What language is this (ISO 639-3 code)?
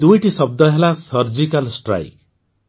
ori